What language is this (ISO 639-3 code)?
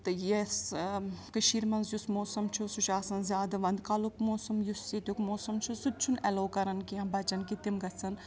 kas